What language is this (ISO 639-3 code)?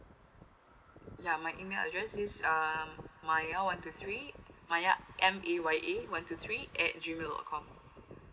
eng